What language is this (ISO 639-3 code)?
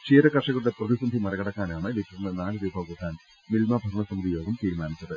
mal